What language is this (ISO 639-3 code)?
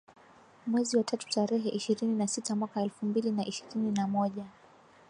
swa